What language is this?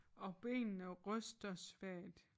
Danish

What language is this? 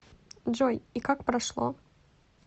Russian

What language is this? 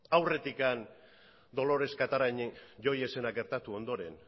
Basque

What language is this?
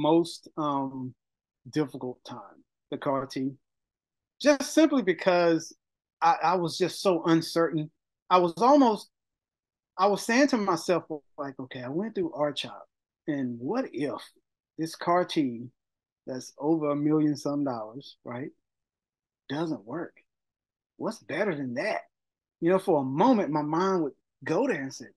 English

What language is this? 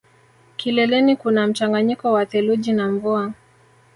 Swahili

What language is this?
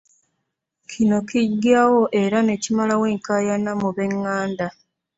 Ganda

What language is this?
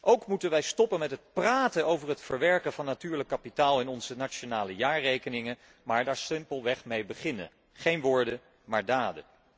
Dutch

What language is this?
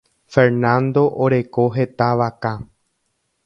Guarani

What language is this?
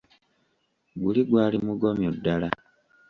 Ganda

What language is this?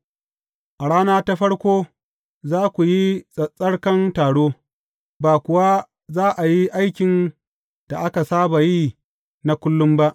Hausa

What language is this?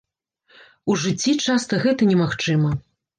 Belarusian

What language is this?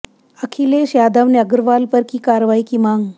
Hindi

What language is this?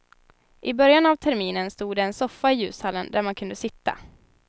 Swedish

